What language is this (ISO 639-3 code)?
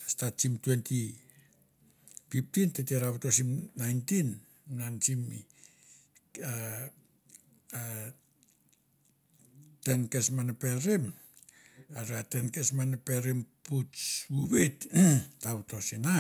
tbf